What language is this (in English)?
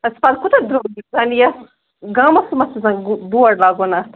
Kashmiri